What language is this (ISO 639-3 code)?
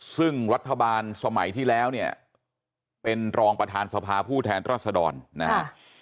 tha